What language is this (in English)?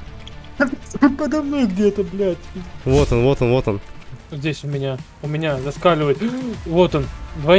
Russian